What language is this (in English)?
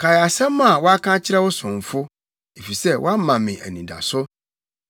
Akan